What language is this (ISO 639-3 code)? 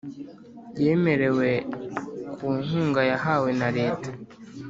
kin